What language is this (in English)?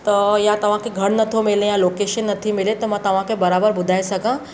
Sindhi